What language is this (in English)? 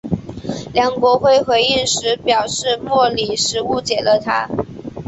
Chinese